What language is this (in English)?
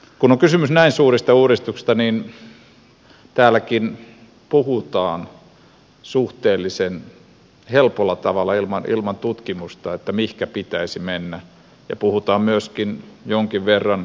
Finnish